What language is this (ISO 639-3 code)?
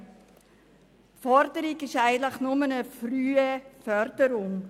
gsw